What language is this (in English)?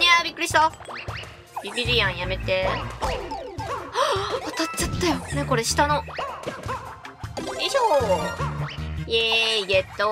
Japanese